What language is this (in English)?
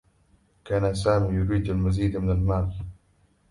Arabic